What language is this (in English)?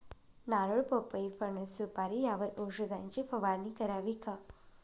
Marathi